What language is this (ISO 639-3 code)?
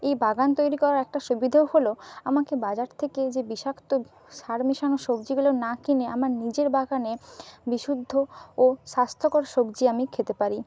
ben